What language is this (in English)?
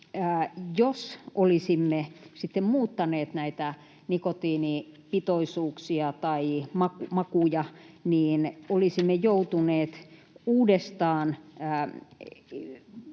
Finnish